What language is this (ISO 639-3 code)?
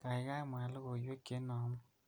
kln